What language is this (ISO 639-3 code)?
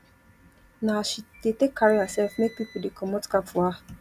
pcm